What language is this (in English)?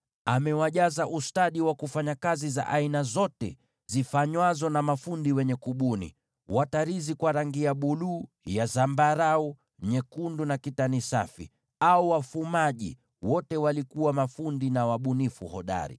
Swahili